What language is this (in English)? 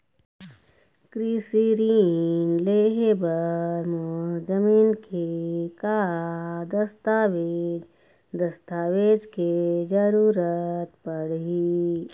Chhattisgarhi